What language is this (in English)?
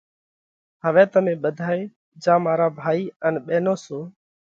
Parkari Koli